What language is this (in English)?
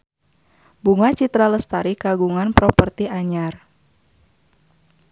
Sundanese